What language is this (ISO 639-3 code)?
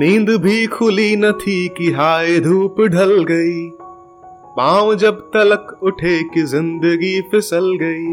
hin